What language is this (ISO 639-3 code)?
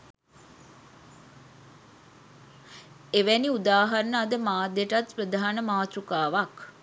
sin